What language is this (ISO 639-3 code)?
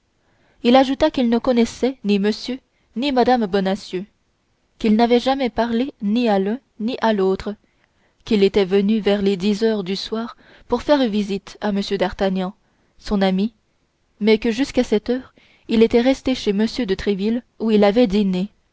fra